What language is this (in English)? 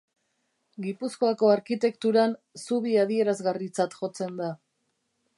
Basque